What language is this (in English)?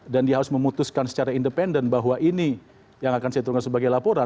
Indonesian